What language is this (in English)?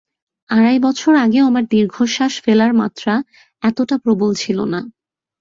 Bangla